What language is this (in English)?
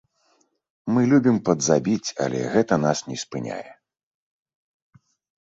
Belarusian